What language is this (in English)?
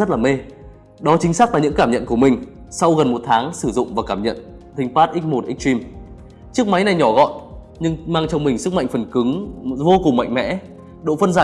Vietnamese